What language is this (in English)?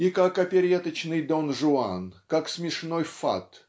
Russian